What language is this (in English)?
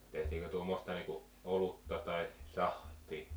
Finnish